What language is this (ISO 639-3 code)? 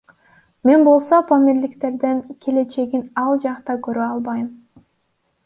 kir